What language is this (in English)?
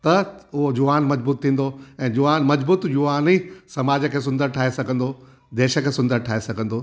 Sindhi